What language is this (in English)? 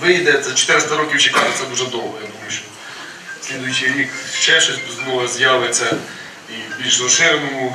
Ukrainian